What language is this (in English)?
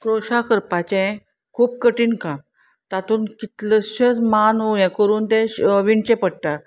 Konkani